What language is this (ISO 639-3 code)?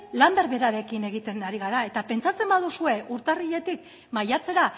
eus